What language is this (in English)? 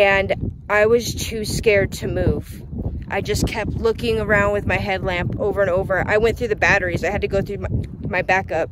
English